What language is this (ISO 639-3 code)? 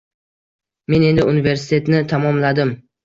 uzb